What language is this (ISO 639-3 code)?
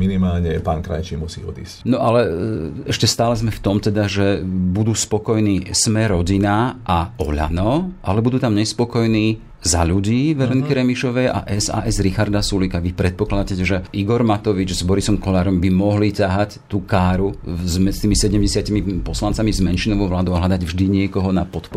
slk